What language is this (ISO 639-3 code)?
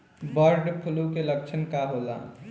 bho